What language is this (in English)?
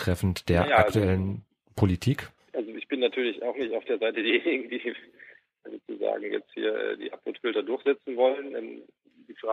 German